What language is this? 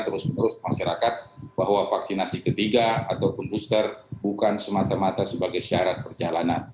Indonesian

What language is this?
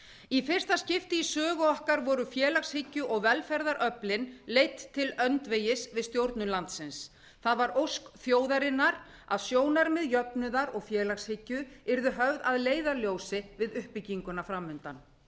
Icelandic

